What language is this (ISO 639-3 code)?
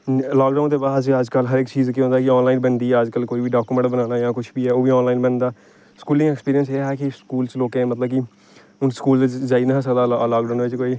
doi